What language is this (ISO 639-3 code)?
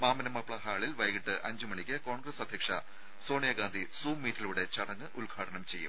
mal